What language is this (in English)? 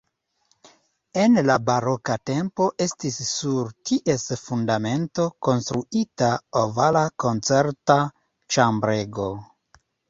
Esperanto